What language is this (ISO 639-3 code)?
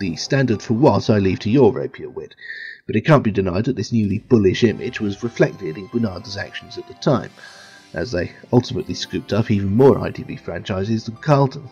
eng